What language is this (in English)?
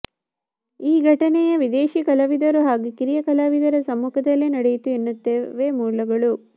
Kannada